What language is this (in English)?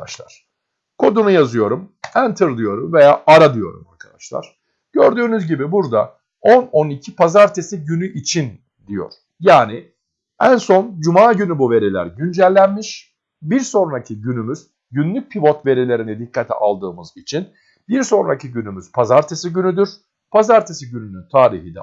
Turkish